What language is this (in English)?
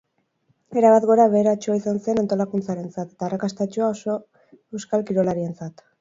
Basque